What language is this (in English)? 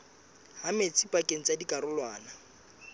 Southern Sotho